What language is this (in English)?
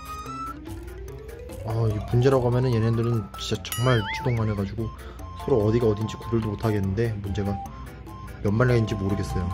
Korean